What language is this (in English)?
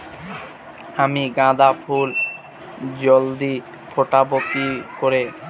Bangla